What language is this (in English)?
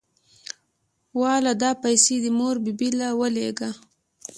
Pashto